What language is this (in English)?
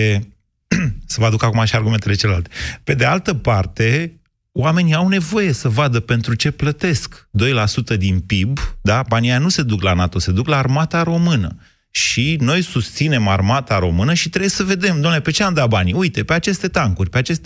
Romanian